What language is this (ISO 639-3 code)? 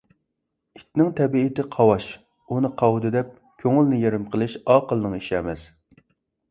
uig